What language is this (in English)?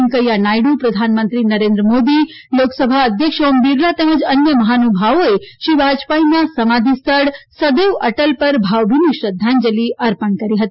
Gujarati